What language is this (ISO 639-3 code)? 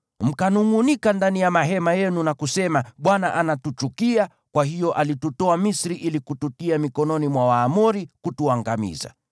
swa